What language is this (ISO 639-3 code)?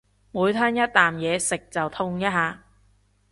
yue